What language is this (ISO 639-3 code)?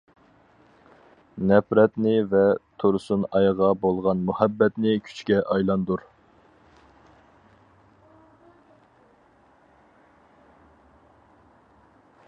uig